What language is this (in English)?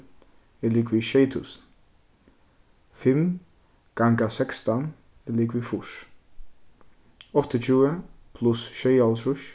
Faroese